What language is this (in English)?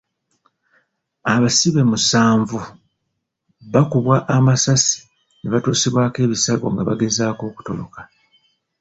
Ganda